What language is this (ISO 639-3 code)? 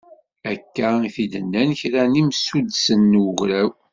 kab